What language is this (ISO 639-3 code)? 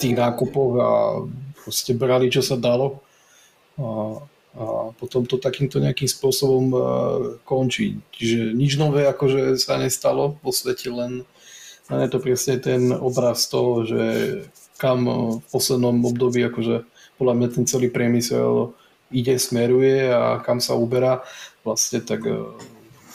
slk